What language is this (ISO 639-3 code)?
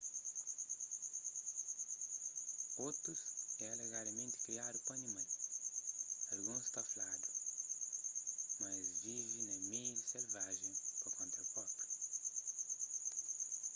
kea